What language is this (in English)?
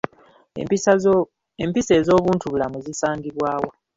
Ganda